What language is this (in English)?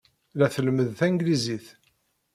Kabyle